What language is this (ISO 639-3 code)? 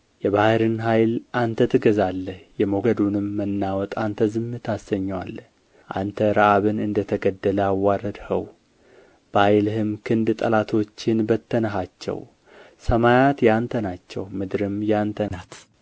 amh